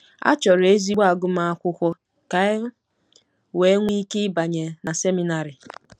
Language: Igbo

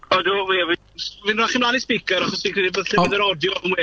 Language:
Welsh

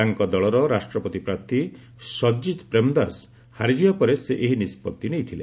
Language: Odia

